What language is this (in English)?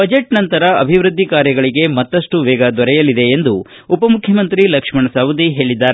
Kannada